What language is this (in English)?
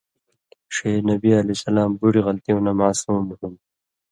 Indus Kohistani